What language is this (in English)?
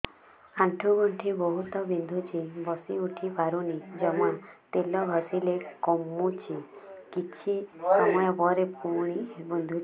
Odia